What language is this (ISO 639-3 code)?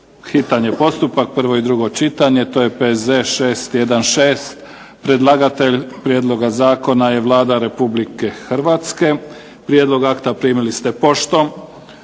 hrv